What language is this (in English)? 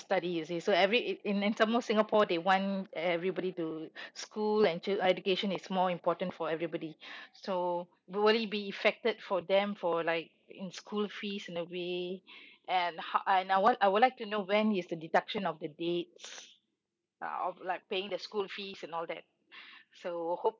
English